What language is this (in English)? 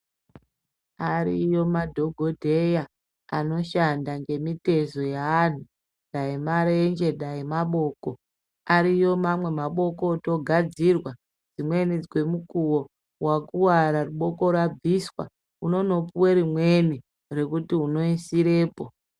Ndau